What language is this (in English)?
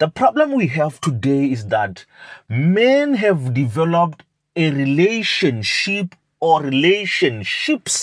English